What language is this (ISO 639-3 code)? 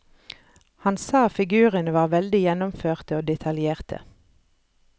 nor